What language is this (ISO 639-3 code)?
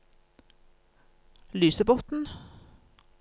nor